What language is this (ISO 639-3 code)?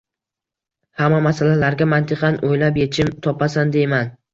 uzb